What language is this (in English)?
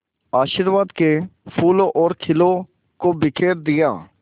Hindi